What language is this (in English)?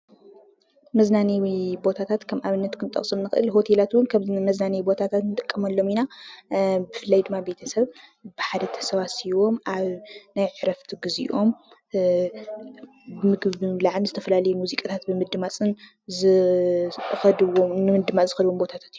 Tigrinya